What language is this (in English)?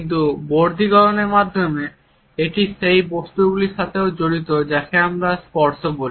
Bangla